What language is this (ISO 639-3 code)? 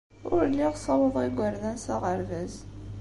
kab